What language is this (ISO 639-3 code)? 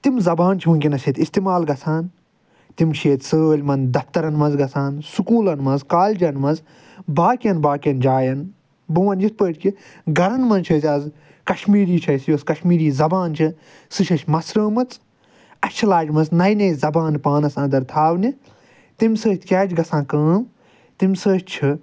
kas